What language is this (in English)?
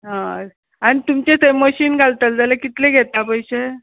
Konkani